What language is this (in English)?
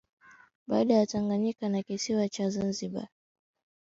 Swahili